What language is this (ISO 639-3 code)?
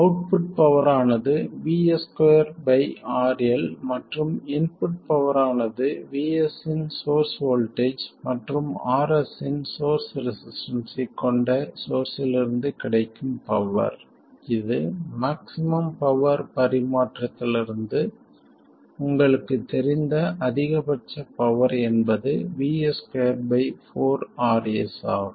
tam